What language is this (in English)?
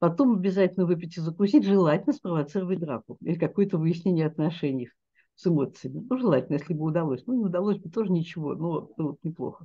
Russian